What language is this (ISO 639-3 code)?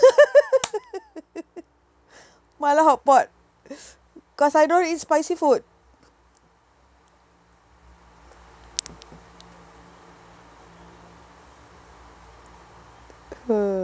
eng